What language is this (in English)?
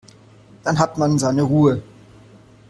German